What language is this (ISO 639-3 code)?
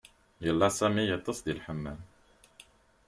kab